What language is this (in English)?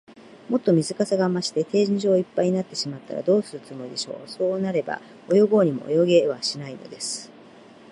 Japanese